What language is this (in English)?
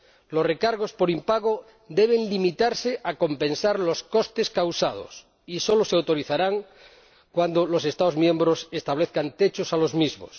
Spanish